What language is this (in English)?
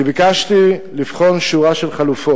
Hebrew